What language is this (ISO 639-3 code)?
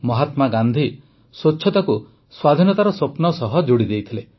ori